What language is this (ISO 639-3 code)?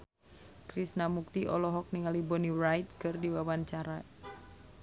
sun